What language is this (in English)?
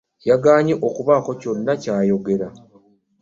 Ganda